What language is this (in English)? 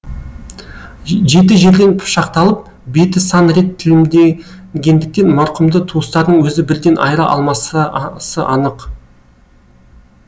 Kazakh